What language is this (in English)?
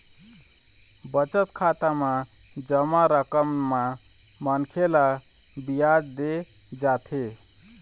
Chhattisgarhi